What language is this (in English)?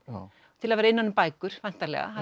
Icelandic